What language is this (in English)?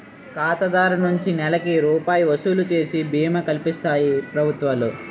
Telugu